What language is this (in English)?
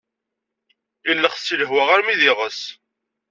Kabyle